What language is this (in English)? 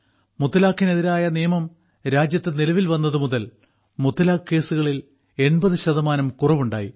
Malayalam